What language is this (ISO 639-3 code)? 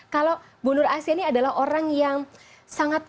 ind